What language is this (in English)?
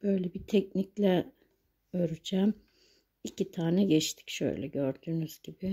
Turkish